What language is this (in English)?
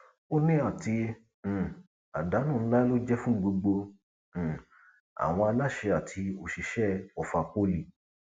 Yoruba